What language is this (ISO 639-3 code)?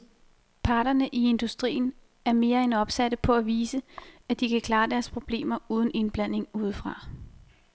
dan